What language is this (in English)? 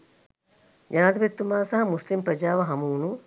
Sinhala